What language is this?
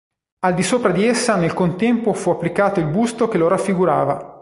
Italian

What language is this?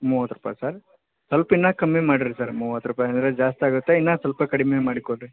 Kannada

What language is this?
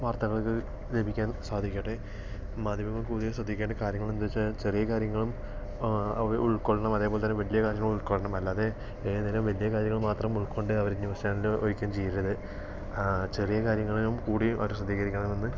Malayalam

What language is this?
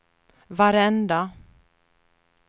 Swedish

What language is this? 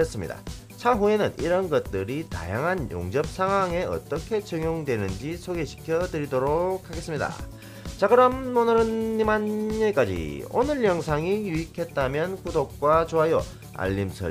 Korean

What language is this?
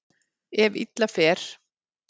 Icelandic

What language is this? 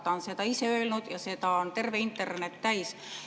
Estonian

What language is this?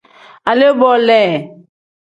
Tem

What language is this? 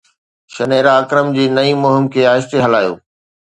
Sindhi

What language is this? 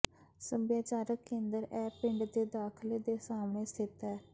Punjabi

